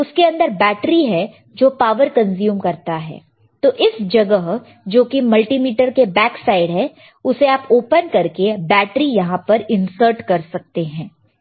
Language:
Hindi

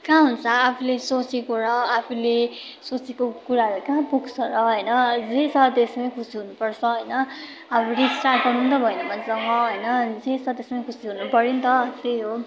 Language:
Nepali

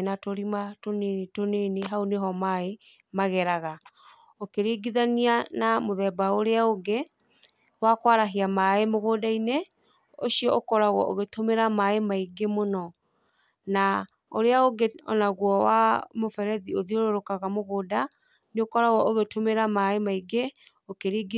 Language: Kikuyu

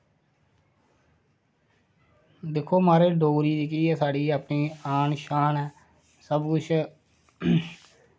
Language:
Dogri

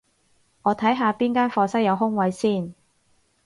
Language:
Cantonese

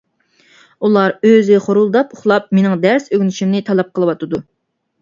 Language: Uyghur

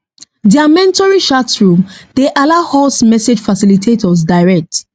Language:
Nigerian Pidgin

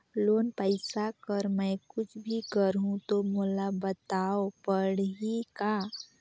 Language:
Chhattisgarhi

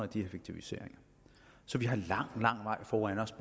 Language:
Danish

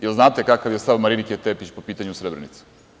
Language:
Serbian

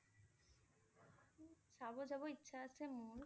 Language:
Assamese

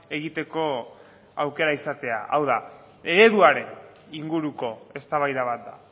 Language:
Basque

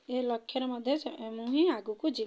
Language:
Odia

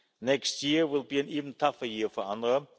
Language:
English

